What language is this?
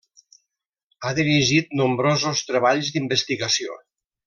Catalan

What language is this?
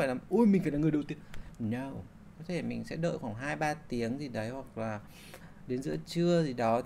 Vietnamese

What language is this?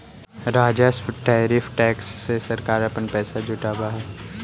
Magahi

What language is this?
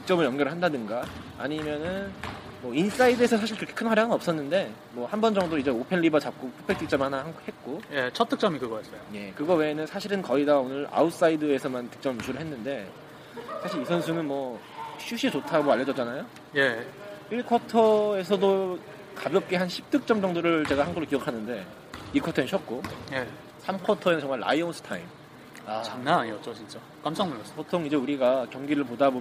Korean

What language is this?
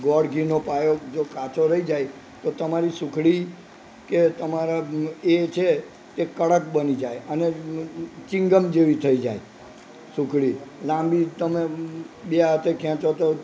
Gujarati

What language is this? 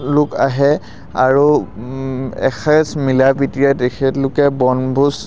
Assamese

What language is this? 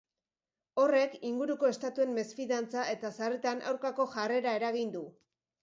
Basque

